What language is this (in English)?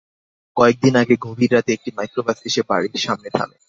Bangla